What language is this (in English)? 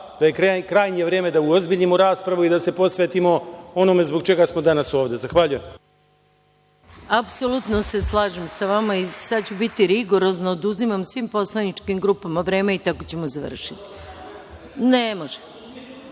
Serbian